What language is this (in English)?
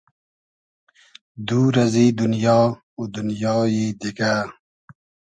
Hazaragi